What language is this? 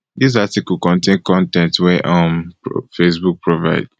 Nigerian Pidgin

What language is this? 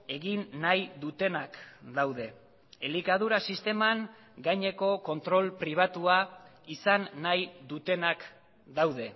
Basque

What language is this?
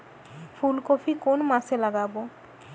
Bangla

